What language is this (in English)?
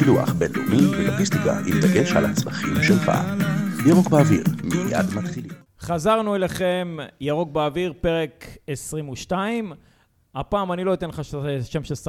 Hebrew